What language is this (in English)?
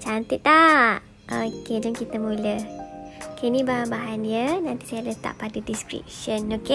Malay